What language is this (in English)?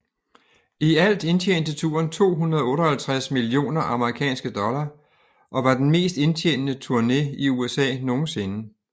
Danish